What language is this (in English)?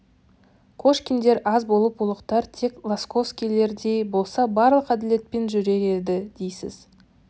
Kazakh